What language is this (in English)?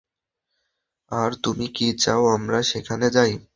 Bangla